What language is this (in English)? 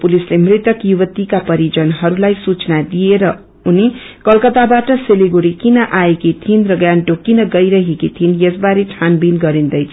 Nepali